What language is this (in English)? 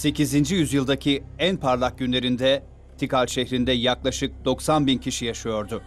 Turkish